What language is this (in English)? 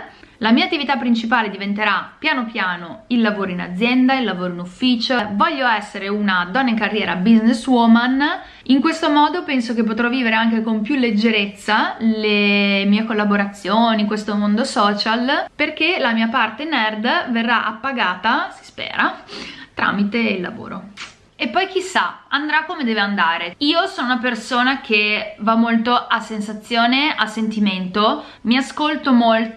Italian